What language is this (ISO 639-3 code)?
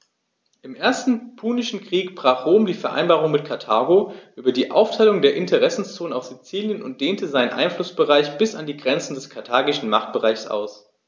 deu